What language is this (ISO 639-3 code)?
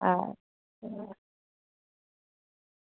doi